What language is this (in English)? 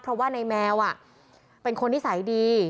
Thai